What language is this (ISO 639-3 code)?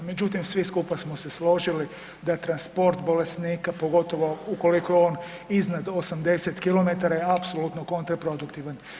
hrv